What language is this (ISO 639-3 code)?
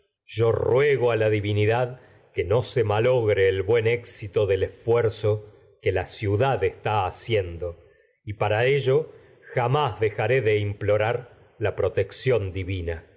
spa